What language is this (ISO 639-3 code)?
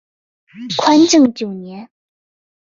zho